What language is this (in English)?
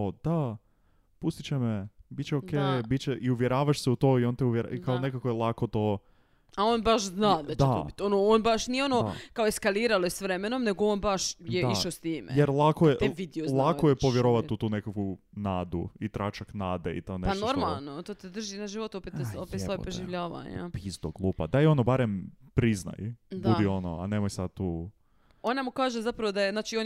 Croatian